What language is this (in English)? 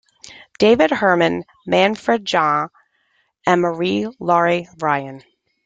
English